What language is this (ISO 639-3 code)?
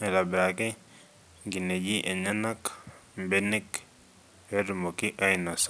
mas